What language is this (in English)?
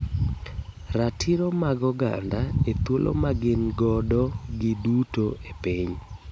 Luo (Kenya and Tanzania)